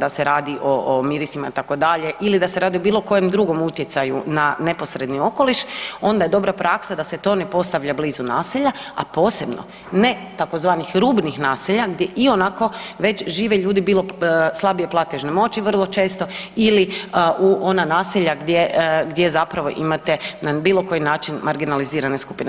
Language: Croatian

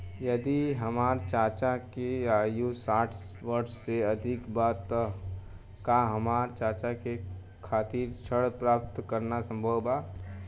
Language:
Bhojpuri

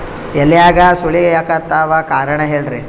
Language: Kannada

